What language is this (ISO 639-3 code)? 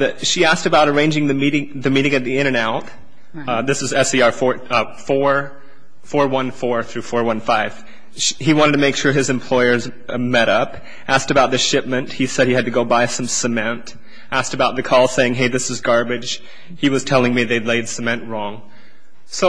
eng